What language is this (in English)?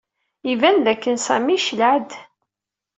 Kabyle